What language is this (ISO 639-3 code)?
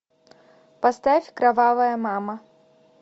rus